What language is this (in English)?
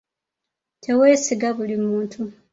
Ganda